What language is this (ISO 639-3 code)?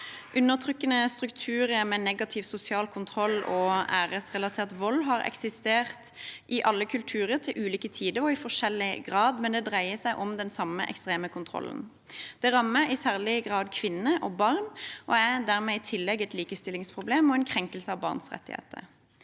nor